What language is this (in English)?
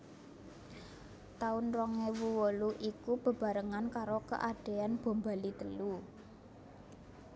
Javanese